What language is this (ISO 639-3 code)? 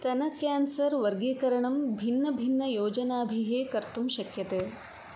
san